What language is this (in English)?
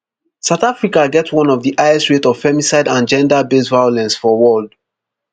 Nigerian Pidgin